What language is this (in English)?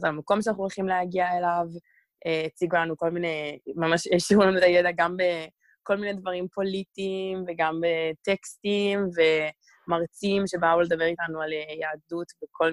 Hebrew